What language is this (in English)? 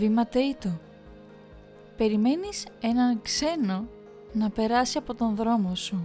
Greek